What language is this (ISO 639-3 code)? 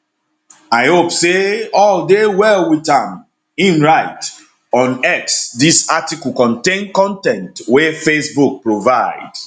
pcm